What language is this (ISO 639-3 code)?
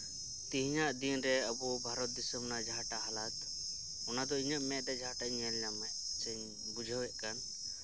sat